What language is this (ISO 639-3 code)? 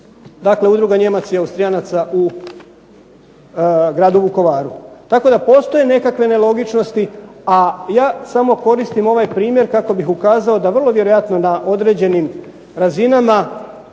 hrv